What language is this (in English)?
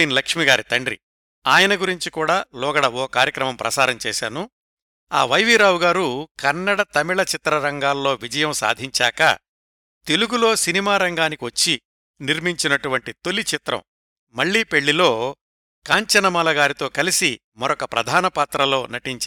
Telugu